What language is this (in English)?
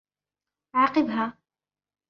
Arabic